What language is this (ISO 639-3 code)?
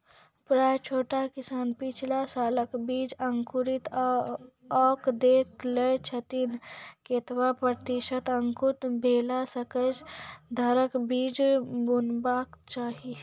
mai